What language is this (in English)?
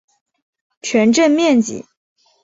Chinese